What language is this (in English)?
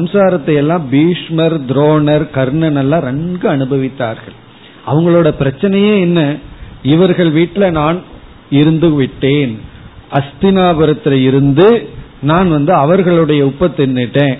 Tamil